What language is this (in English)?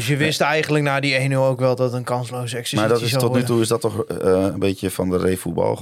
Dutch